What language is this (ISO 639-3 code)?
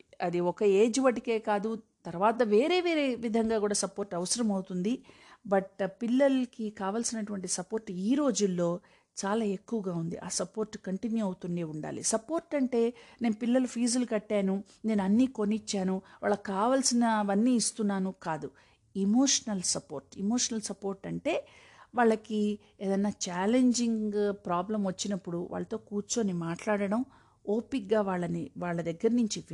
tel